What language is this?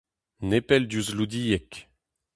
Breton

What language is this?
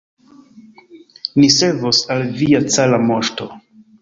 Esperanto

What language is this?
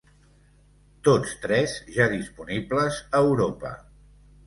Catalan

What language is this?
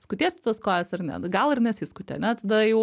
Lithuanian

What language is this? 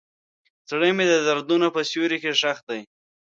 Pashto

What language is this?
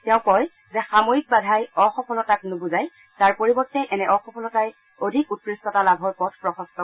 Assamese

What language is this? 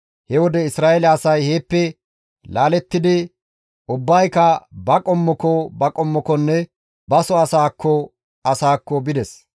Gamo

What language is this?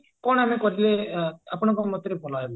Odia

